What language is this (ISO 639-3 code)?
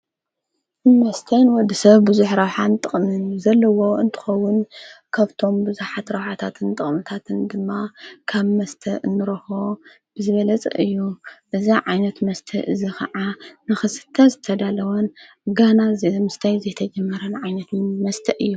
tir